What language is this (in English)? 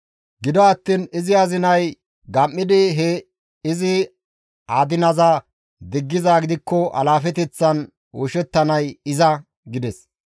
Gamo